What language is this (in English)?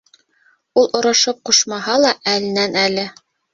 Bashkir